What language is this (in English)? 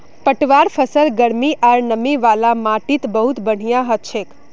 Magahi